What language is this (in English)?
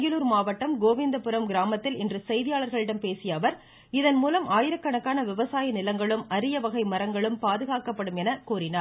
Tamil